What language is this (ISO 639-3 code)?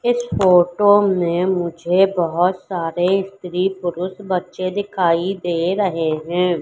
hin